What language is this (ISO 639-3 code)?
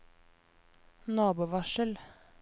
nor